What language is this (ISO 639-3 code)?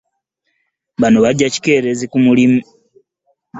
lug